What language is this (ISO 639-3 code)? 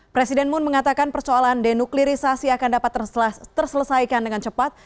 ind